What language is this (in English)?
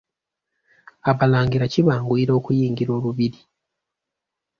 Ganda